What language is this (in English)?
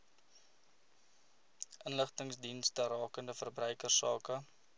Afrikaans